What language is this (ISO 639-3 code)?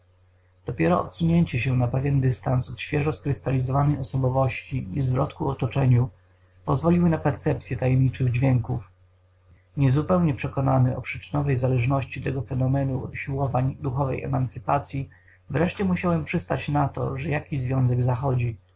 pol